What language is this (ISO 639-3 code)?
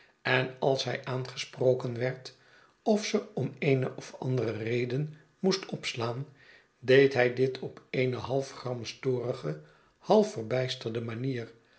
nld